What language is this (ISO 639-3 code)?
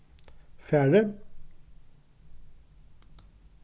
fao